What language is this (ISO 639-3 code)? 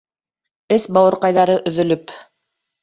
bak